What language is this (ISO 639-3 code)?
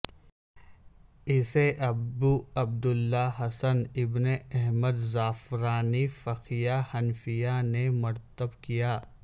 urd